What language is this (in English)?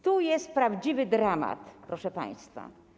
Polish